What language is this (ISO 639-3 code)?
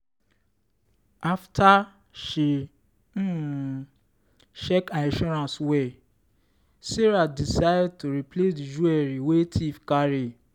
pcm